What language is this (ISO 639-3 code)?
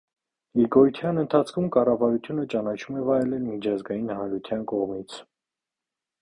hye